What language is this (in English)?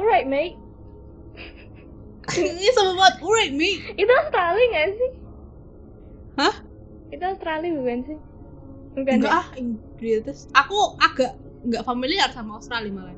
Indonesian